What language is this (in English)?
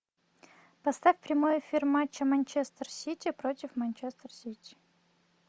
Russian